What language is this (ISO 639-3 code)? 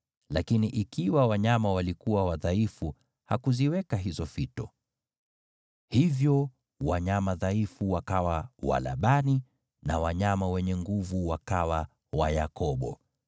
swa